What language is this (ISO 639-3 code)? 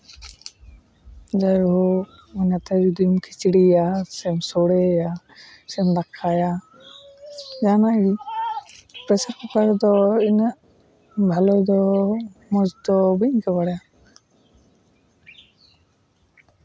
sat